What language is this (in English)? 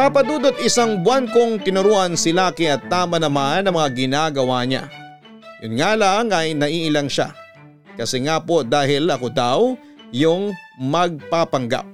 Filipino